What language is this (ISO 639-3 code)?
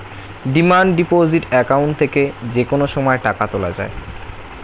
ben